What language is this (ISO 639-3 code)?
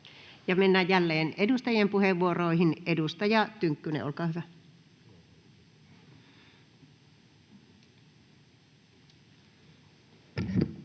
fin